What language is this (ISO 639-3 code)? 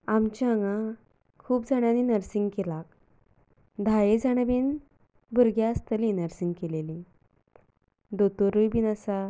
kok